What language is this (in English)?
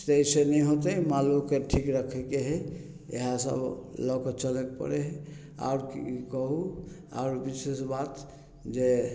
Maithili